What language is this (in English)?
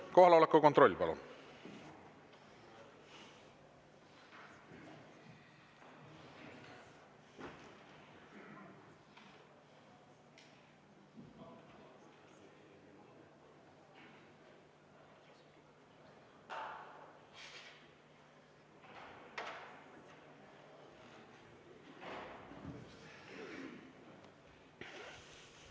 Estonian